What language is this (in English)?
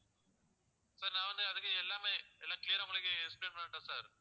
Tamil